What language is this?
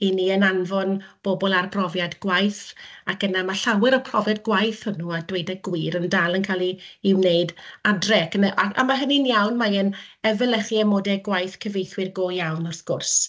Welsh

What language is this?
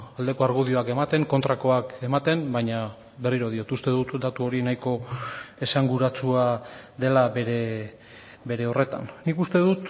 Basque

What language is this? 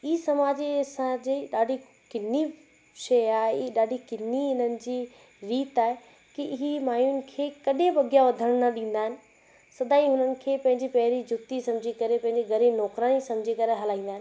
Sindhi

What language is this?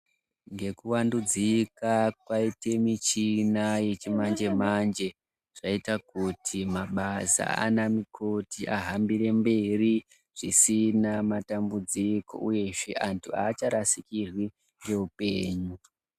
Ndau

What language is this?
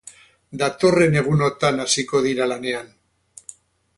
Basque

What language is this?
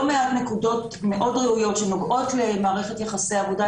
Hebrew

